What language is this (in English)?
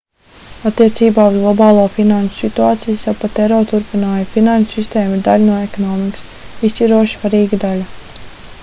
Latvian